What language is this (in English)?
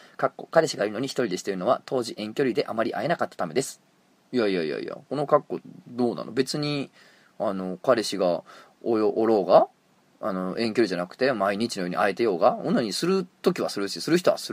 Japanese